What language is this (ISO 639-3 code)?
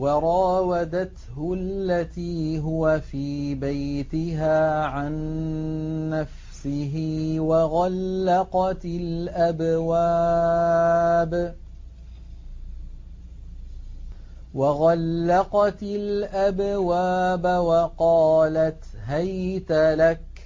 ara